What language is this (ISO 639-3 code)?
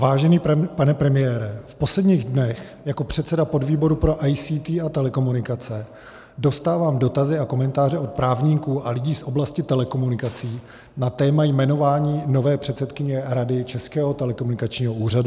ces